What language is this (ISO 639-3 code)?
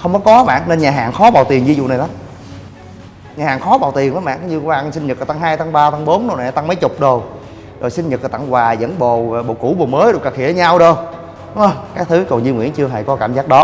vie